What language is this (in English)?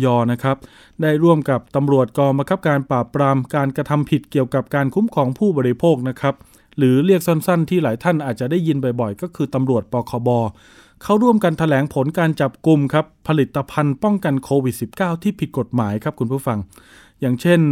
Thai